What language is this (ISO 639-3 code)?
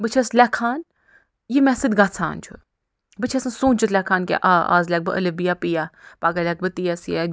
kas